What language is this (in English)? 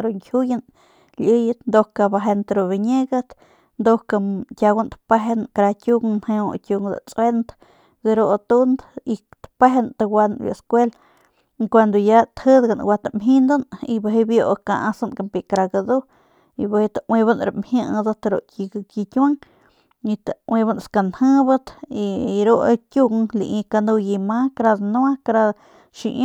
Northern Pame